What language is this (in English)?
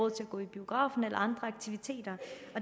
Danish